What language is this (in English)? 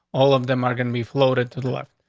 English